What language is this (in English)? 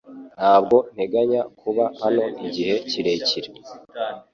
Kinyarwanda